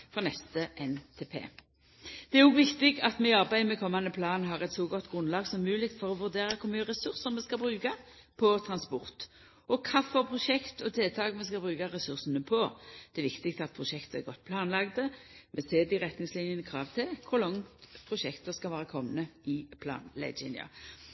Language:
Norwegian Nynorsk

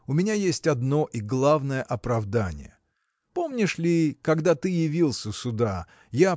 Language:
Russian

